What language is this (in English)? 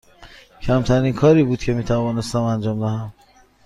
Persian